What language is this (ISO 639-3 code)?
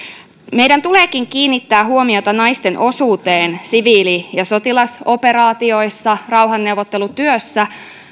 fin